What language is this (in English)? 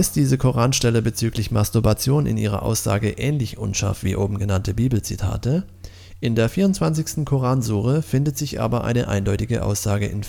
German